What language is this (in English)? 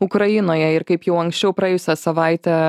Lithuanian